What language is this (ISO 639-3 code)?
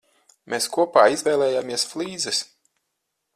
lav